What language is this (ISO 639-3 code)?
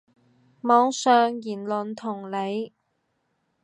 yue